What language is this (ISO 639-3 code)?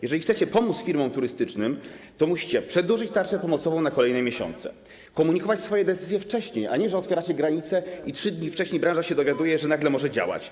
pol